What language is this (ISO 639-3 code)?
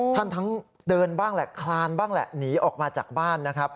tha